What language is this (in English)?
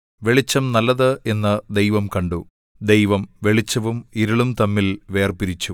Malayalam